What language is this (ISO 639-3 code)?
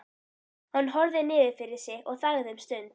isl